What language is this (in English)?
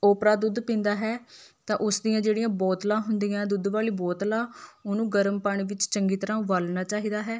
Punjabi